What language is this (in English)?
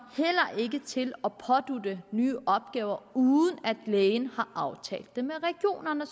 Danish